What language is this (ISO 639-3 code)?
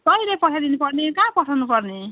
nep